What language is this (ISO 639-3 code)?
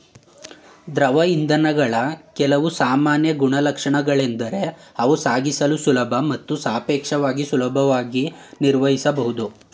kan